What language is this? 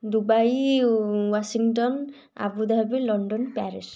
Odia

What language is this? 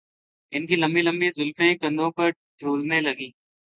Urdu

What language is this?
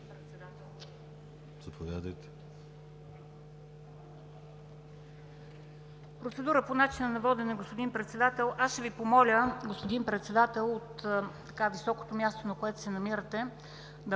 Bulgarian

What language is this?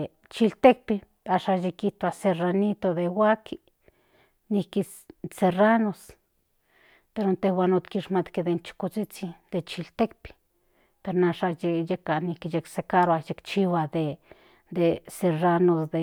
Central Nahuatl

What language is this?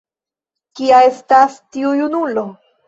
Esperanto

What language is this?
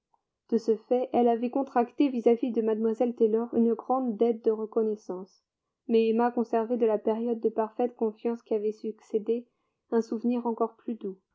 French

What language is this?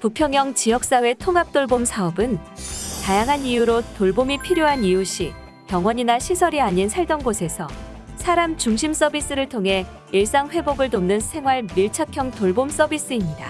Korean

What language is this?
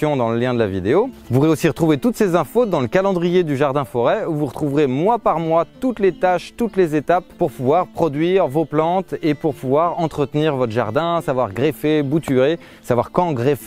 French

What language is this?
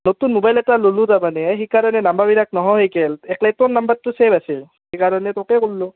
Assamese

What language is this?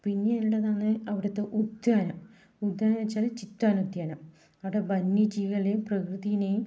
Malayalam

